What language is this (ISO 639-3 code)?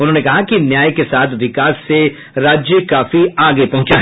hin